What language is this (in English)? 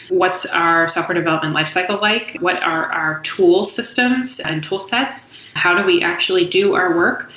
English